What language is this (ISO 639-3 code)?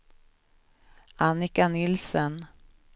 swe